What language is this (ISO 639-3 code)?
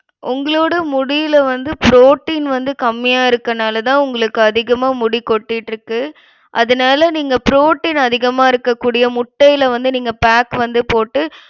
tam